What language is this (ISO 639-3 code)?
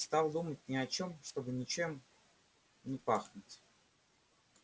rus